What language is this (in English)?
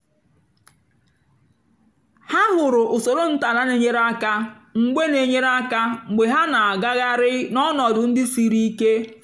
Igbo